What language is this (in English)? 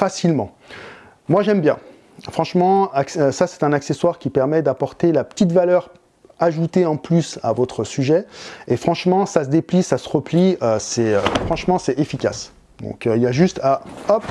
French